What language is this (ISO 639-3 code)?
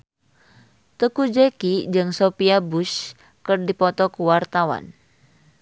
sun